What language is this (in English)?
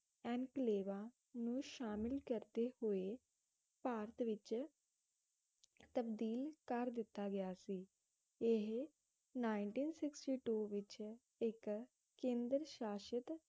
Punjabi